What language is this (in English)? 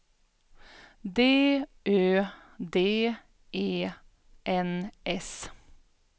Swedish